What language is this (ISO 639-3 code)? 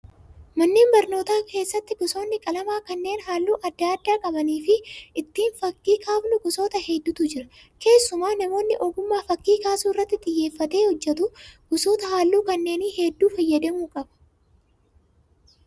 orm